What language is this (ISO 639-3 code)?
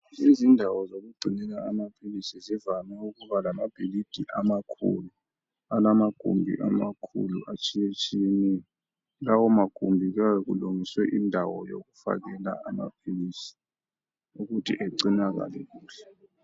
nde